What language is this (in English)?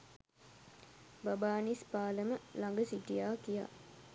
Sinhala